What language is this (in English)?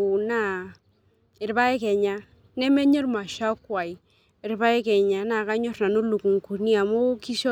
Masai